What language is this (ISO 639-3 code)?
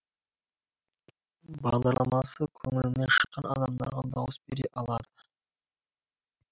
kaz